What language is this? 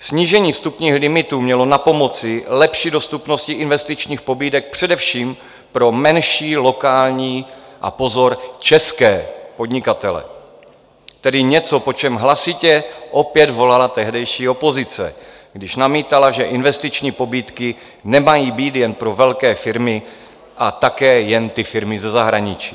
Czech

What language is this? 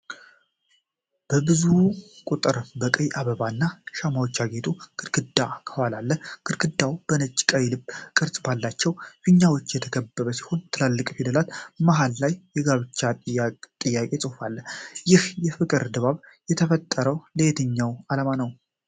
Amharic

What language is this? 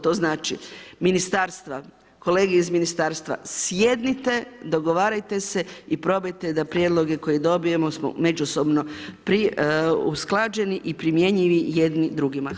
Croatian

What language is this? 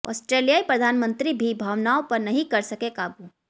Hindi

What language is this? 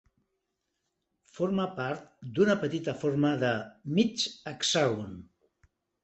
Catalan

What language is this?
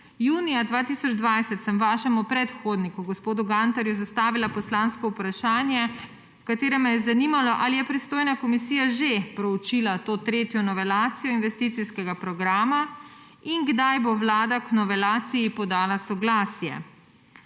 Slovenian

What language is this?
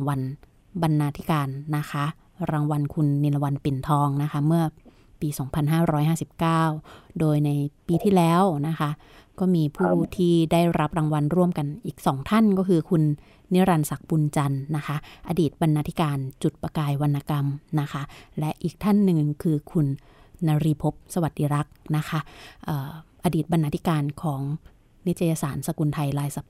Thai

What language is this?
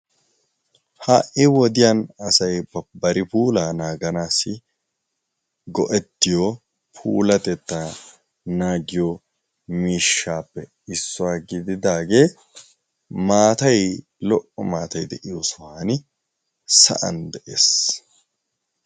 Wolaytta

